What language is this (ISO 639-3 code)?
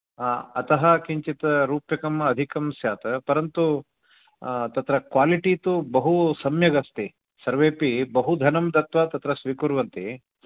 san